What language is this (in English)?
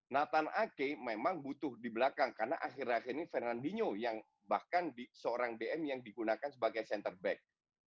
Indonesian